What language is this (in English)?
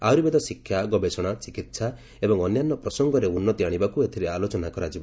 Odia